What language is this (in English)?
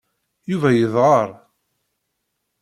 Kabyle